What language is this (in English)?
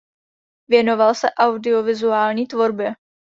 Czech